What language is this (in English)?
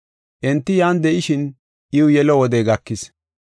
Gofa